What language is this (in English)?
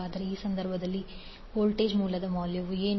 Kannada